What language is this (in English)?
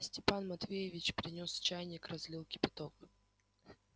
Russian